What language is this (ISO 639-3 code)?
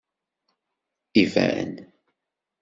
kab